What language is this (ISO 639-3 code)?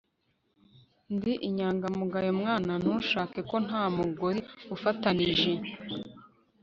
kin